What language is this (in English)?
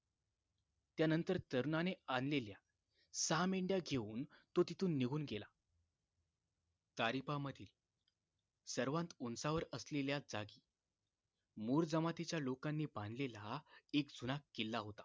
Marathi